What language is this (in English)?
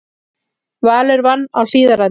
Icelandic